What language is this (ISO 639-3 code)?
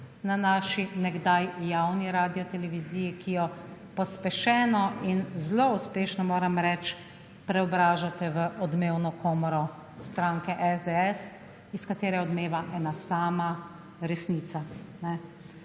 slv